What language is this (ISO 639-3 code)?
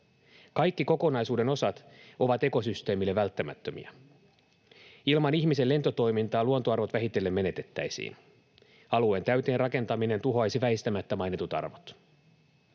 fin